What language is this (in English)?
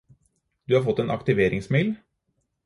Norwegian Bokmål